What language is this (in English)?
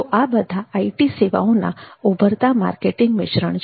Gujarati